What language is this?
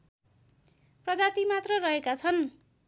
Nepali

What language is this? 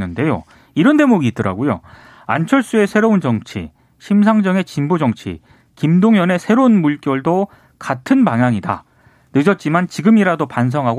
Korean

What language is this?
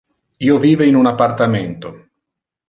Interlingua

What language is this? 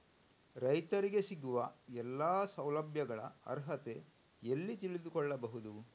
Kannada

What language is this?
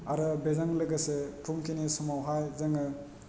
Bodo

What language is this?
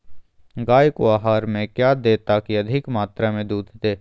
Magahi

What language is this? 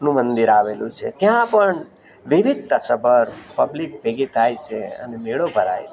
Gujarati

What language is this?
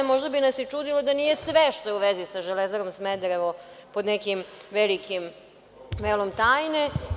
Serbian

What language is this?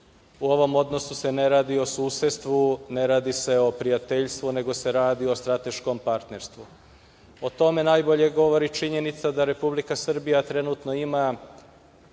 Serbian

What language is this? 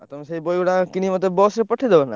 Odia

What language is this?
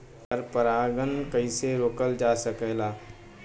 Bhojpuri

